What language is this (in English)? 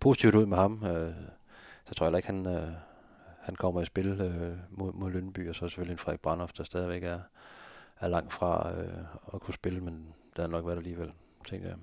Danish